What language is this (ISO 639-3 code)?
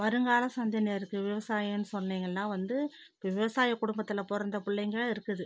tam